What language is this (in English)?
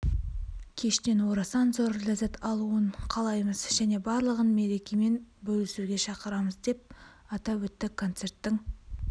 Kazakh